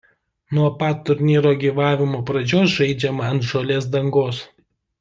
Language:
Lithuanian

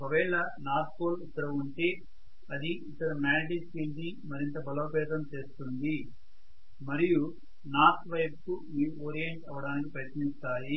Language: Telugu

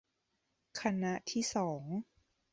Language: Thai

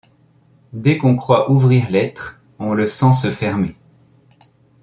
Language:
French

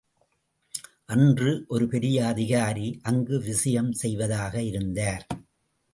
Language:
Tamil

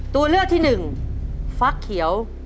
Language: Thai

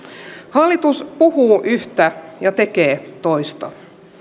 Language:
Finnish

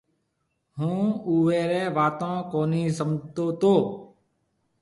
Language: Marwari (Pakistan)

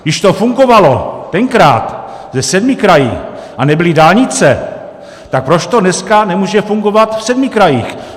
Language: Czech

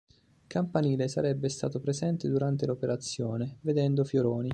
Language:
Italian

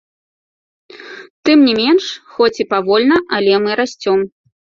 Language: Belarusian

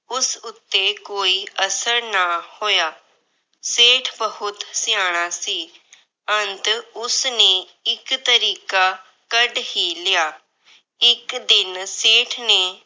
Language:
Punjabi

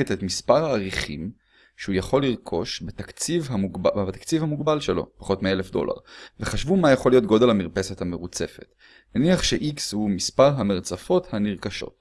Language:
Hebrew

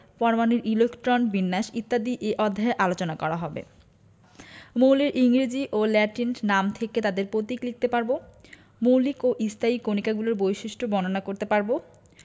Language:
Bangla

